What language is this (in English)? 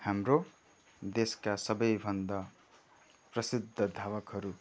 Nepali